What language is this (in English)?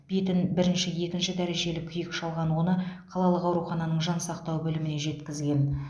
Kazakh